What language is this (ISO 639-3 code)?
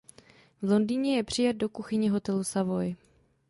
ces